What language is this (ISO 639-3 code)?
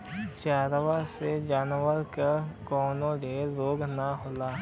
bho